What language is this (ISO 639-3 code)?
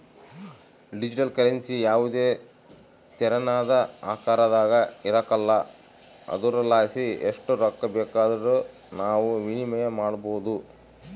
kan